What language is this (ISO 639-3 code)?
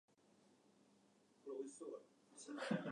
jpn